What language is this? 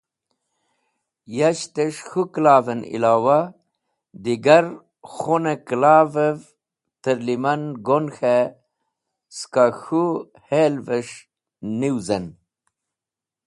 Wakhi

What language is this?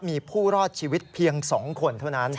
Thai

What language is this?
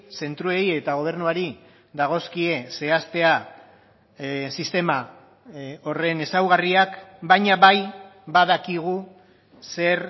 Basque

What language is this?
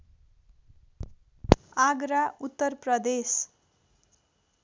Nepali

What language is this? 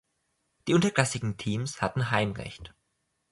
German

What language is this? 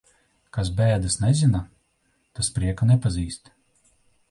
Latvian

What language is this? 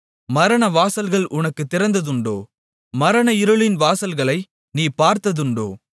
Tamil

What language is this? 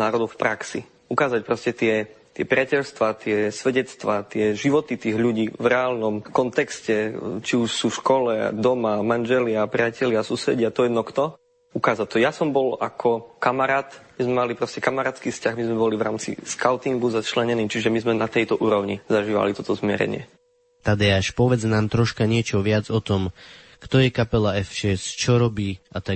Slovak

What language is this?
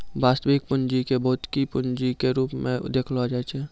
Maithili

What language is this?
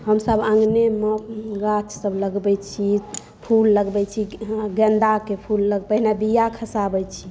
Maithili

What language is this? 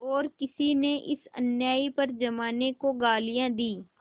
Hindi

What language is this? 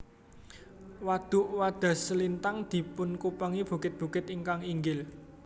Javanese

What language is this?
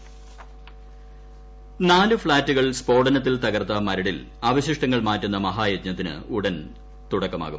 Malayalam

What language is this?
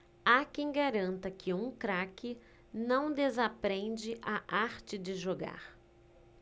Portuguese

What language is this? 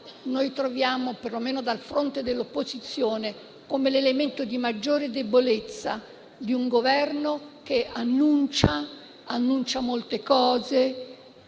Italian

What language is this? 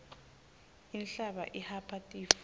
Swati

